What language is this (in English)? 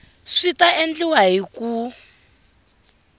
Tsonga